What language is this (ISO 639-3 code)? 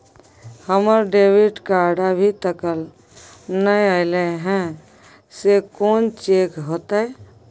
mai